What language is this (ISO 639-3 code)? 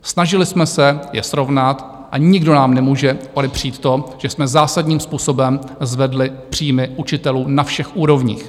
ces